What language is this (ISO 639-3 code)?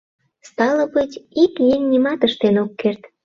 chm